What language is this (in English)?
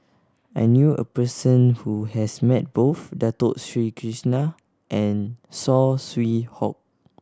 English